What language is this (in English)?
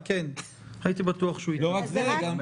Hebrew